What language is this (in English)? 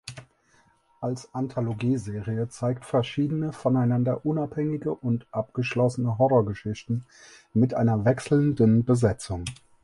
German